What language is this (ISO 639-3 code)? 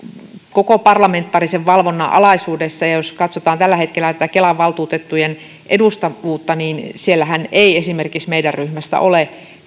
fin